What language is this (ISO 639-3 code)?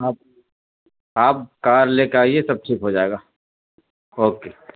urd